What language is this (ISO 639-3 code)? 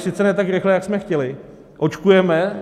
ces